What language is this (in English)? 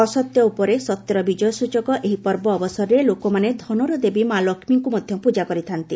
Odia